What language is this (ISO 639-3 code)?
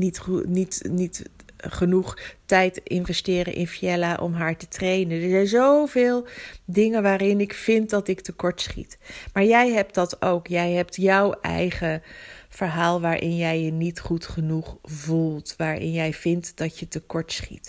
nld